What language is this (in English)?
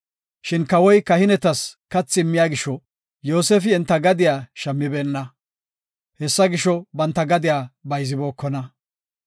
Gofa